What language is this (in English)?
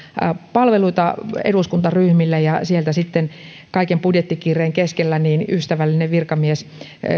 Finnish